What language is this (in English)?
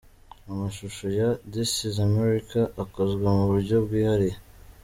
Kinyarwanda